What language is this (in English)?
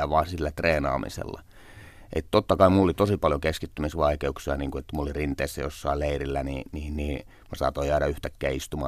Finnish